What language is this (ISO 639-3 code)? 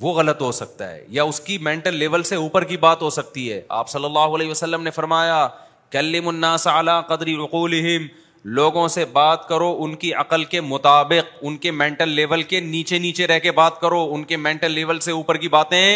urd